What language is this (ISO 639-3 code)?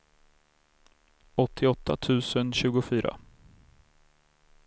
swe